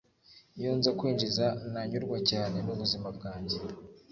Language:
Kinyarwanda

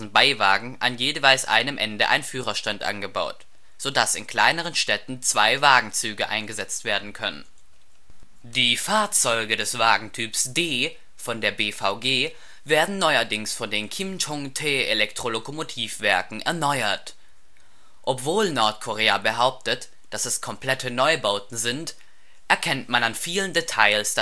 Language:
German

